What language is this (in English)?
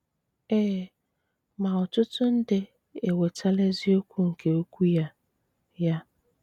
Igbo